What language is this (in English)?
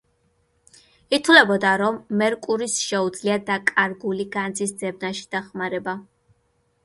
Georgian